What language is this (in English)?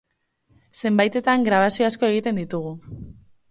Basque